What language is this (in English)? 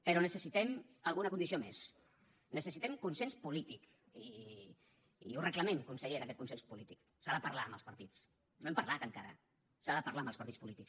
Catalan